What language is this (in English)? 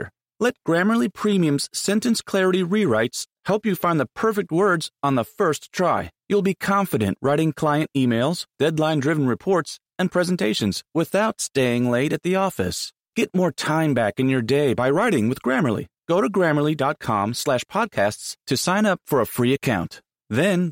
Greek